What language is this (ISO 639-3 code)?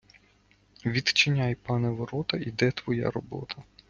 ukr